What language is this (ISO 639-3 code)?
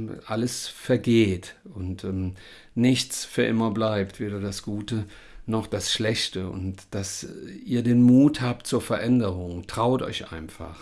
deu